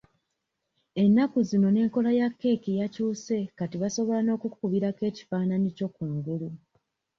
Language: Ganda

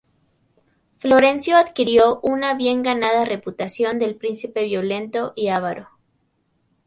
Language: Spanish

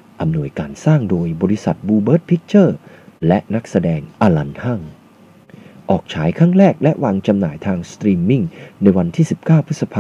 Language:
Thai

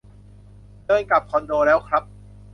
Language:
Thai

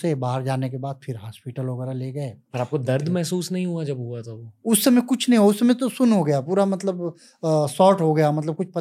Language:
Hindi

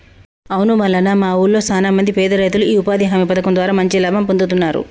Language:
Telugu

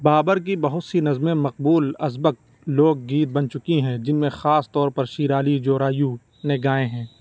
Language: Urdu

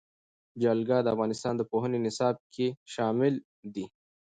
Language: Pashto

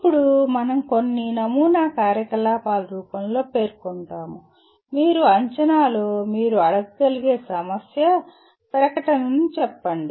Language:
Telugu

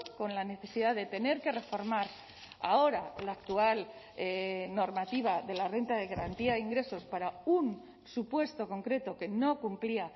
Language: Spanish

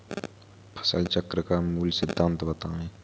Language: Hindi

